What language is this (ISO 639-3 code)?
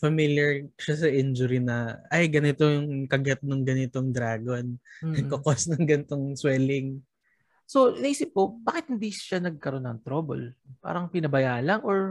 fil